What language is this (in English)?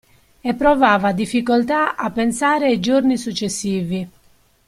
Italian